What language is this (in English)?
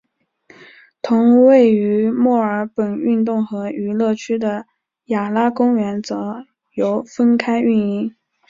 Chinese